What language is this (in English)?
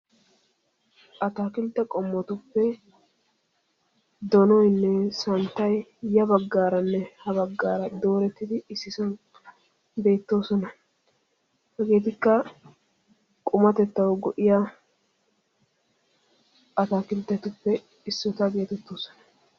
Wolaytta